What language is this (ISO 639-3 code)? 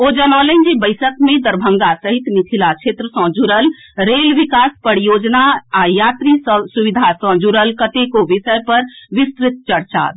mai